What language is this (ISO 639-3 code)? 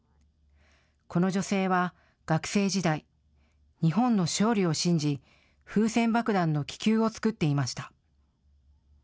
jpn